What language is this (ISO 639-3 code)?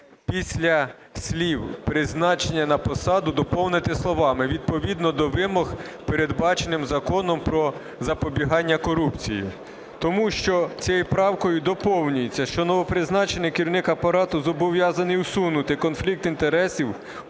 ukr